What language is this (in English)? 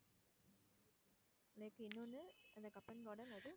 Tamil